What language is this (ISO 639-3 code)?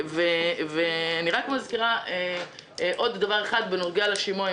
heb